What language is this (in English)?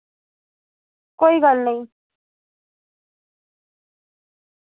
Dogri